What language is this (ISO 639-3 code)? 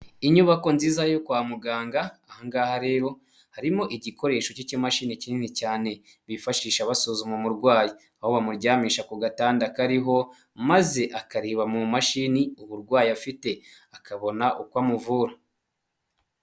kin